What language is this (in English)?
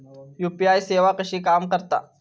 Marathi